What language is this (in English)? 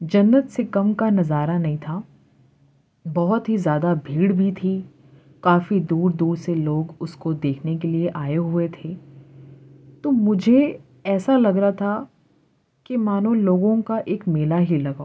Urdu